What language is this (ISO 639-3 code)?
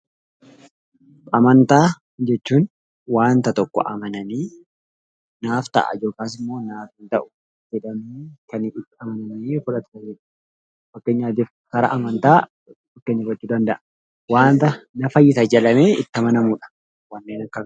orm